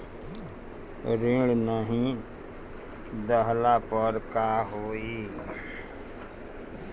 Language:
Bhojpuri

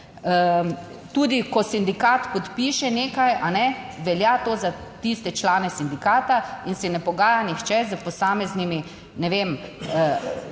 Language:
Slovenian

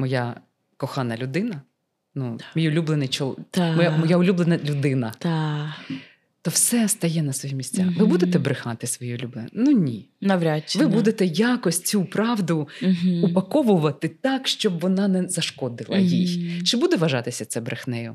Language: Ukrainian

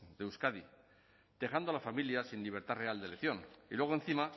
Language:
Spanish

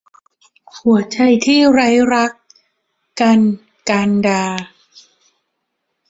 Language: Thai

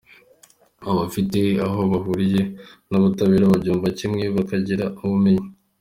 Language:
Kinyarwanda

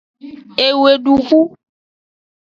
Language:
Aja (Benin)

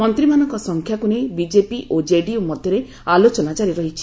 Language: Odia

